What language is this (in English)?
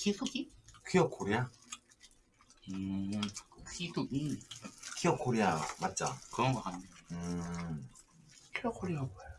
Korean